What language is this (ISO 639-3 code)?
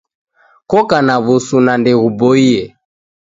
dav